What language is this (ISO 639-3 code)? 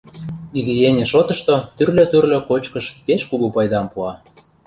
chm